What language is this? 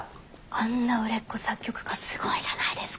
Japanese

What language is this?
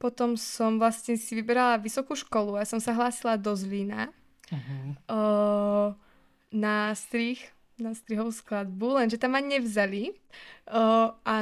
Slovak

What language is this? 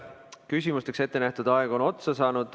Estonian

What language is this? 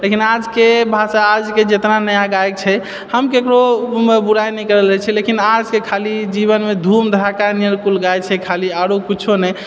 Maithili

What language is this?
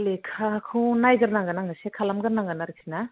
Bodo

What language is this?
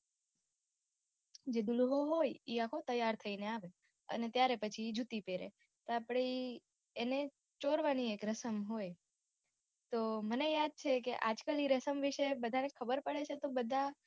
Gujarati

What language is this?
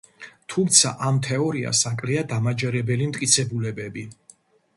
Georgian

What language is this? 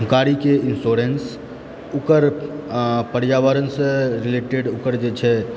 Maithili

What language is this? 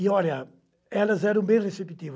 Portuguese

